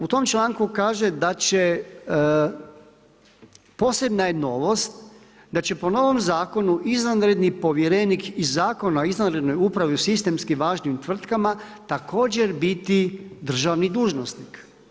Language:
Croatian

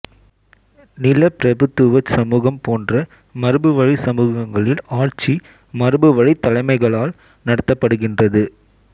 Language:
Tamil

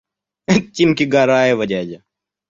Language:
Russian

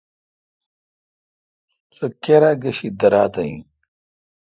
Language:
Kalkoti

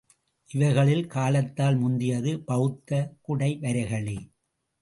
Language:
Tamil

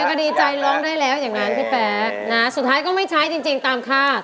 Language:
Thai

